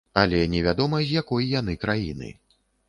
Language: Belarusian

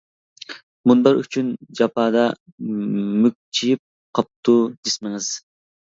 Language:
Uyghur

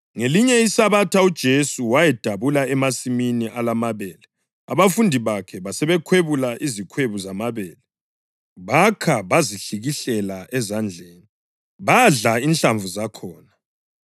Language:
North Ndebele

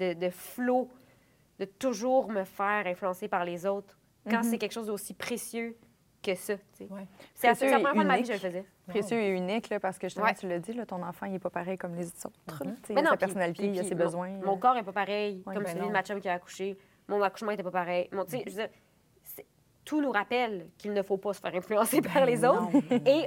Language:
French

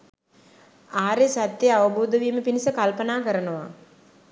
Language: Sinhala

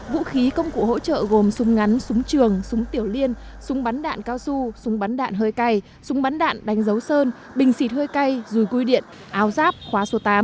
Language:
Vietnamese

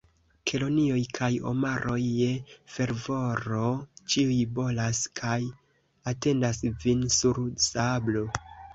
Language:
Esperanto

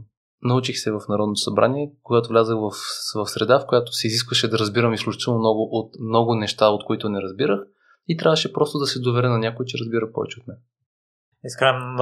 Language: Bulgarian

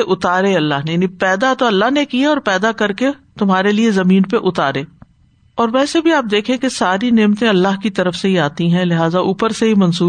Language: Urdu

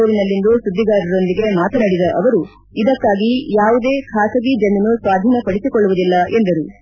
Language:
Kannada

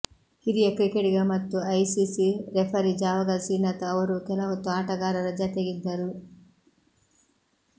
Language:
Kannada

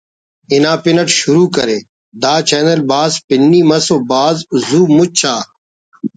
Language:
Brahui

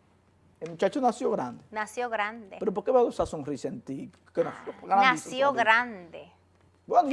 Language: Spanish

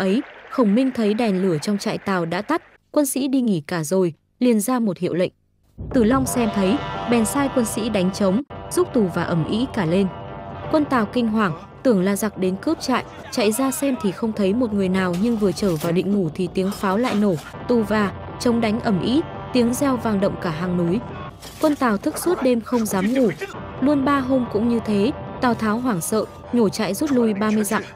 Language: Vietnamese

